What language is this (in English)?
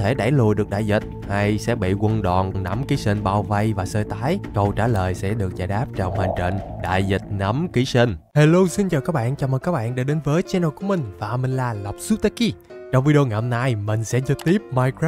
Vietnamese